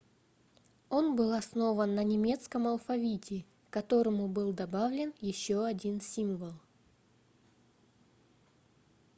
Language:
Russian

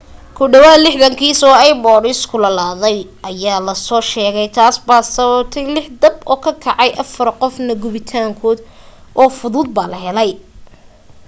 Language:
Somali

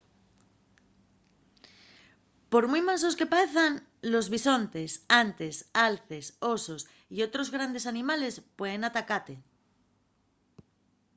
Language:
Asturian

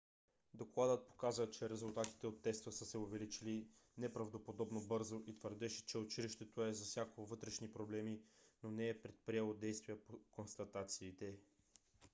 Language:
Bulgarian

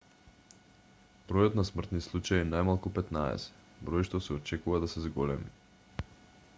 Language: Macedonian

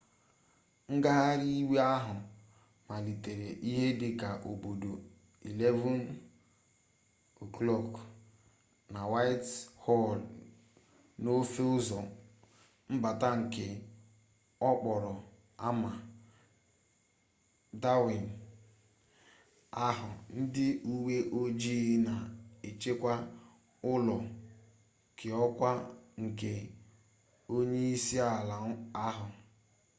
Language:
Igbo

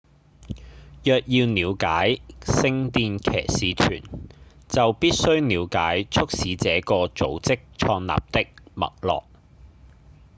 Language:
Cantonese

